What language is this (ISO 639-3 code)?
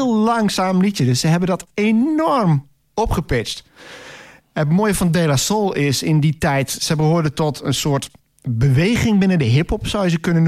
nld